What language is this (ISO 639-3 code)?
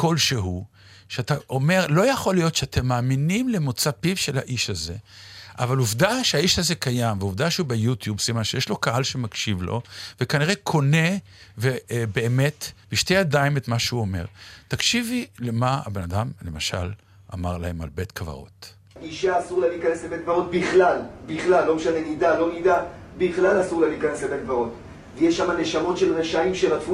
heb